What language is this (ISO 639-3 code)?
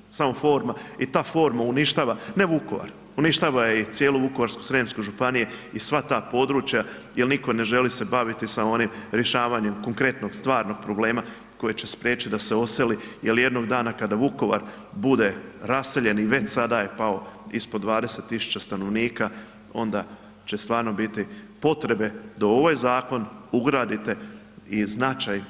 hrv